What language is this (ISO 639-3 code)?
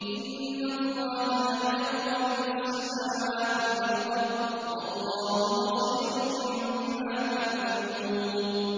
ara